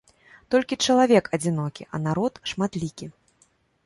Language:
Belarusian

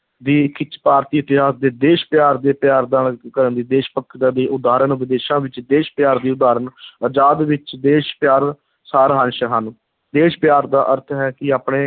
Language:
Punjabi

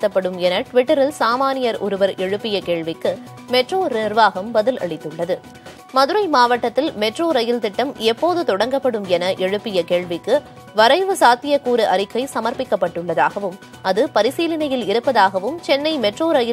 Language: Korean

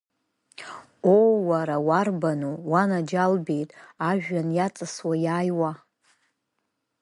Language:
Abkhazian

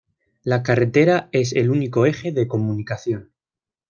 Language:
Spanish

